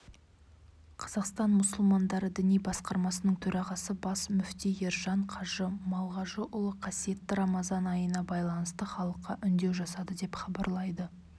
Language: Kazakh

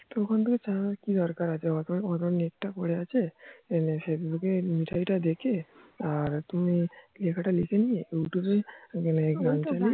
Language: Bangla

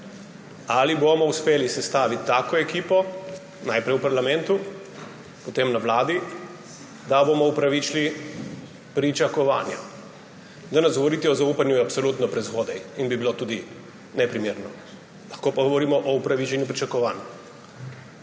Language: Slovenian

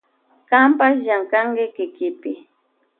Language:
Loja Highland Quichua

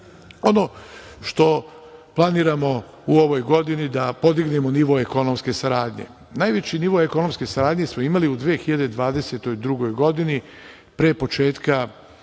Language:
Serbian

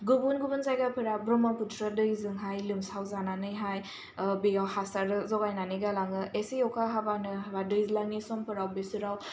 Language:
Bodo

